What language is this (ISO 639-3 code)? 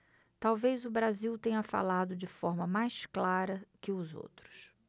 por